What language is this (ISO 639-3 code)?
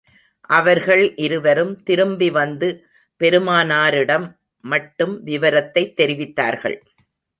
tam